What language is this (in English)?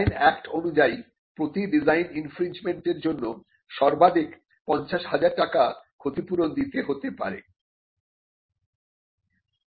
Bangla